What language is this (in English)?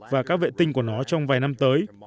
Vietnamese